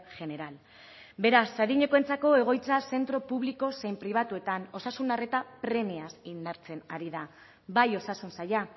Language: Basque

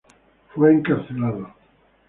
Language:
Spanish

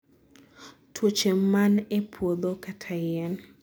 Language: Luo (Kenya and Tanzania)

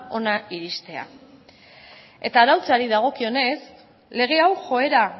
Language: Basque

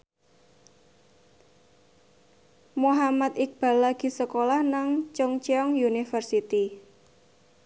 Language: Javanese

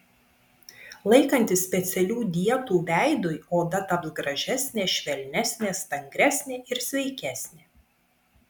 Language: Lithuanian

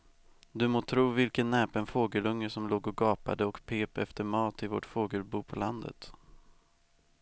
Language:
Swedish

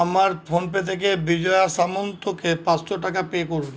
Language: Bangla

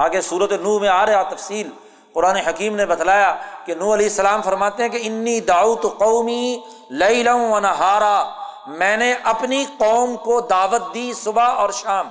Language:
Urdu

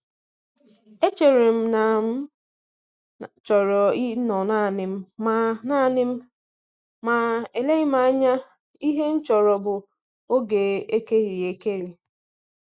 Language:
Igbo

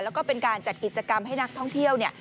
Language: Thai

